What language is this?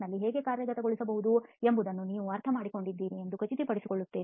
Kannada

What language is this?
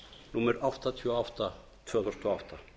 Icelandic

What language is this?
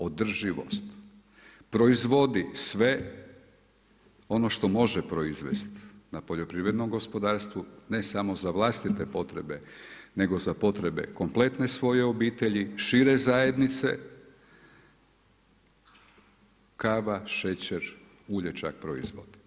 Croatian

